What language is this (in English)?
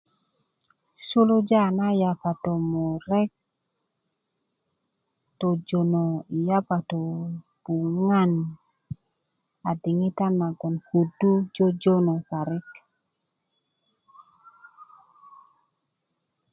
Kuku